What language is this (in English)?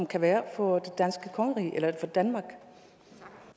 Danish